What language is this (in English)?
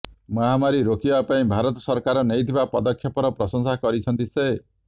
Odia